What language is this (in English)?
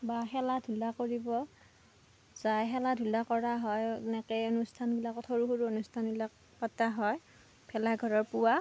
Assamese